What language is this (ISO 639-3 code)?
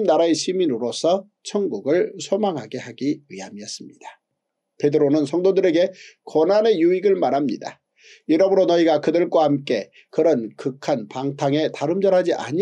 kor